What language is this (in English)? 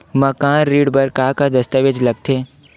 Chhattisgarhi